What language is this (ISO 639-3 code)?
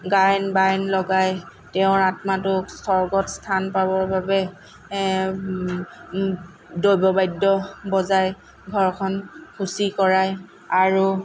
asm